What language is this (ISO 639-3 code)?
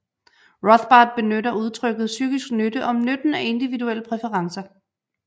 dan